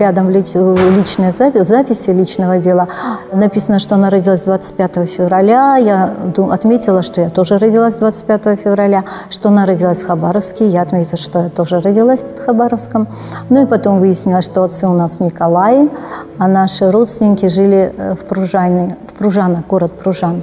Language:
Russian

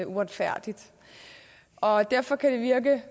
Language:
Danish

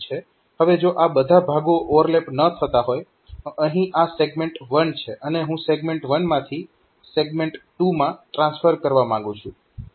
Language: Gujarati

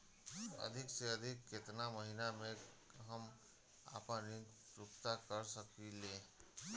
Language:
Bhojpuri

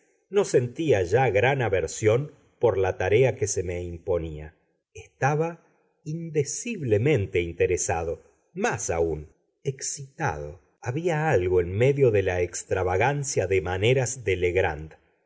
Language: Spanish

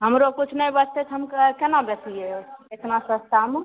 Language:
Maithili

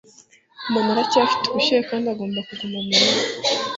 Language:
Kinyarwanda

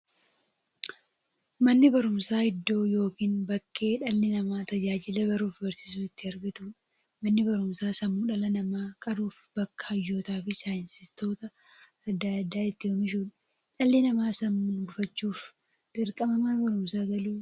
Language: Oromo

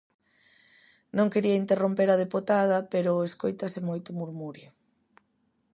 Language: Galician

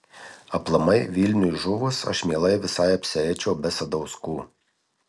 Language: Lithuanian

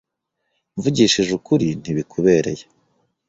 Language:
Kinyarwanda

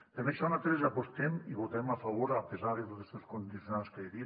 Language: Catalan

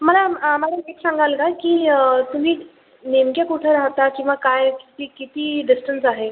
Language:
Marathi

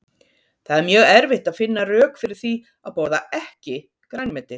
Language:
Icelandic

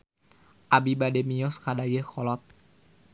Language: Sundanese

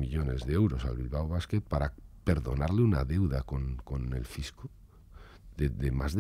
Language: Spanish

